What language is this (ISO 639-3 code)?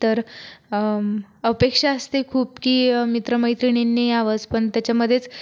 mar